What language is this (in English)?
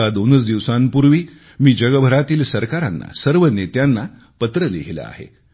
Marathi